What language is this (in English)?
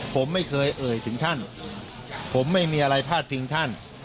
Thai